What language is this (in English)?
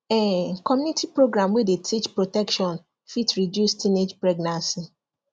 Nigerian Pidgin